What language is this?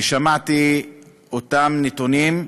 Hebrew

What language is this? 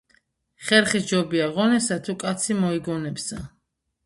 Georgian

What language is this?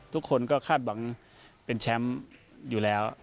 Thai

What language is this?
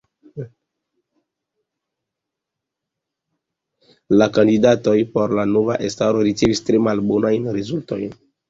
Esperanto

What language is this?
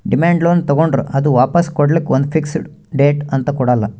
Kannada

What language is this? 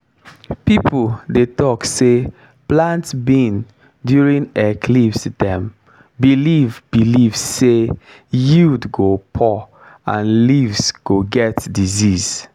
Nigerian Pidgin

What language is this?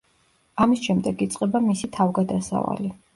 Georgian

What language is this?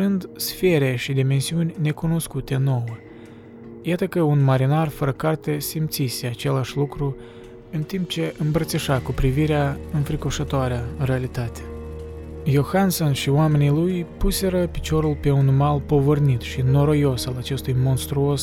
Romanian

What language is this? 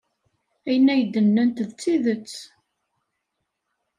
Kabyle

